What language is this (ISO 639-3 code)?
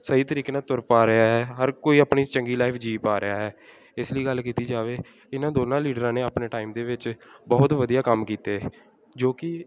pan